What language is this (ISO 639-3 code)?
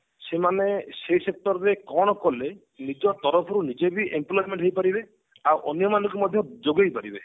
ori